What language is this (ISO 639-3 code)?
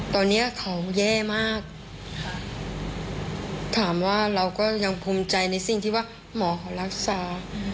tha